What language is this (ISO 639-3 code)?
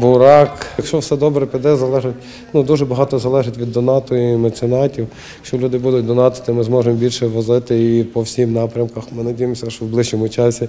ukr